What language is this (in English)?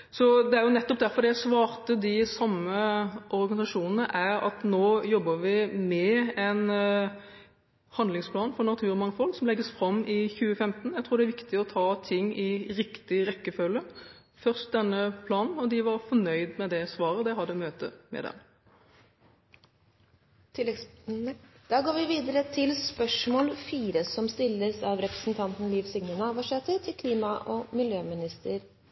Norwegian